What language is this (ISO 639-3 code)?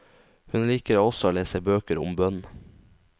nor